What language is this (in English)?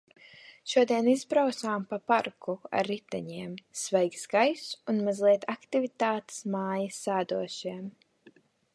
Latvian